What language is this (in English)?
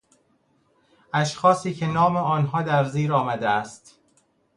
Persian